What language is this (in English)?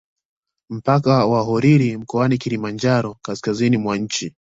Swahili